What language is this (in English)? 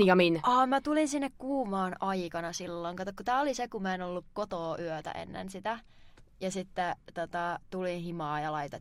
Finnish